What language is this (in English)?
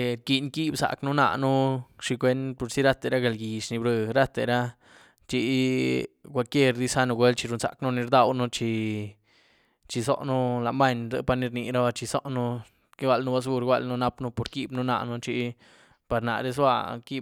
Güilá Zapotec